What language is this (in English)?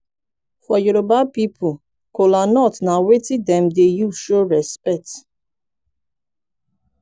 Nigerian Pidgin